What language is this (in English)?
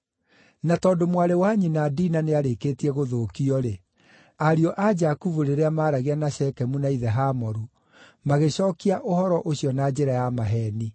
Kikuyu